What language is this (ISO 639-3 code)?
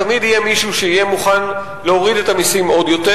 heb